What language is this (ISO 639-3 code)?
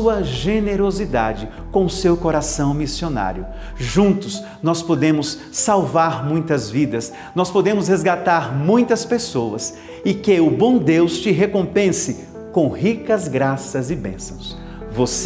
por